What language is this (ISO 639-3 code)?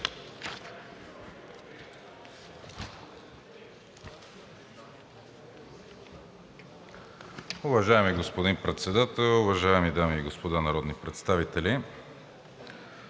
bul